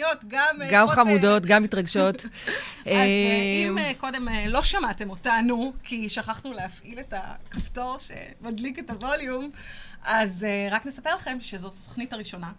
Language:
Hebrew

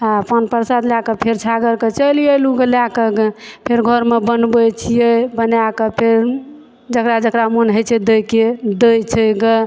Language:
Maithili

